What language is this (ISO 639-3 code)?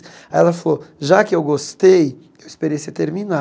por